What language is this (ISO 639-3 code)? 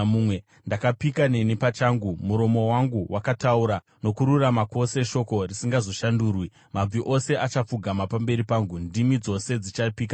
sna